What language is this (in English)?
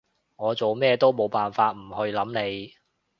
Cantonese